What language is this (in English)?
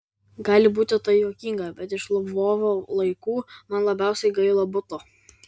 Lithuanian